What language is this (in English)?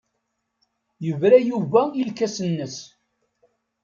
Kabyle